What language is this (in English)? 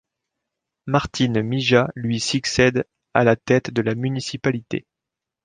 French